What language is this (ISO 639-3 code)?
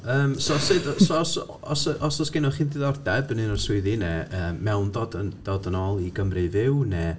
cym